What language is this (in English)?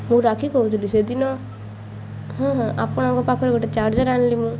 Odia